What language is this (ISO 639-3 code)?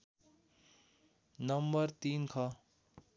nep